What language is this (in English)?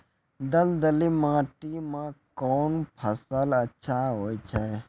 Maithili